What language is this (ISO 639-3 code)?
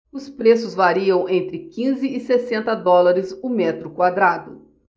por